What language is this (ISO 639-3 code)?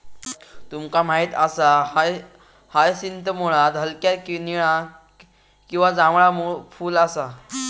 mar